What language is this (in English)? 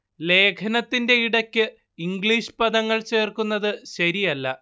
Malayalam